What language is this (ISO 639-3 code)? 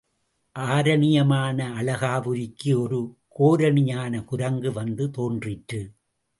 tam